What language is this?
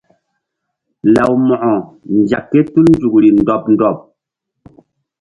Mbum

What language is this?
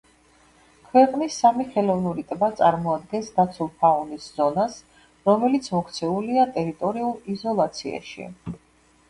Georgian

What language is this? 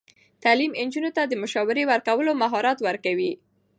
Pashto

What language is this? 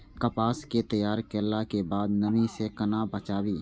Maithili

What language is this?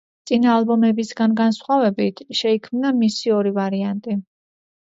Georgian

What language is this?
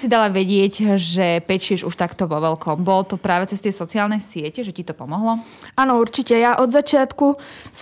Slovak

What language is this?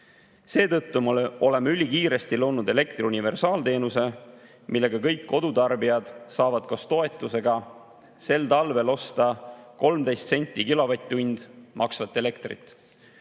Estonian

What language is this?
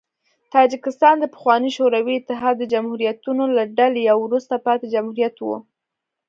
Pashto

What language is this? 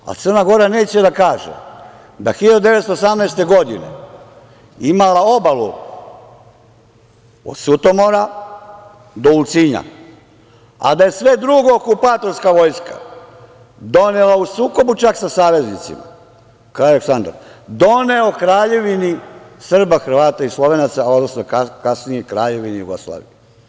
Serbian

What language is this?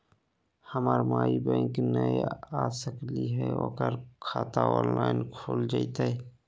Magahi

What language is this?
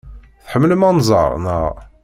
Kabyle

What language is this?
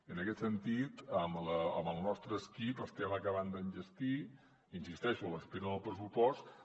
Catalan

